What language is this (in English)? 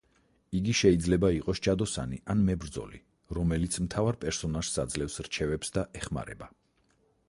Georgian